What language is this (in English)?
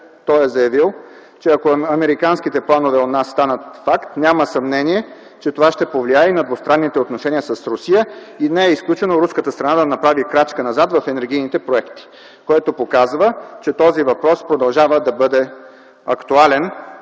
Bulgarian